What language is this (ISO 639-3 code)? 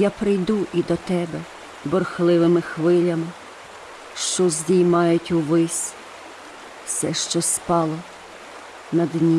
ukr